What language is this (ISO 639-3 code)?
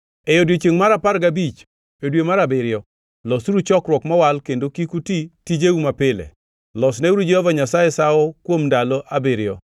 luo